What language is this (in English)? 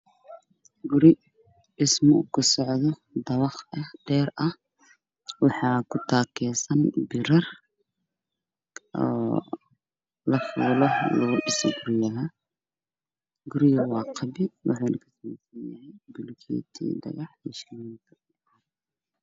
Somali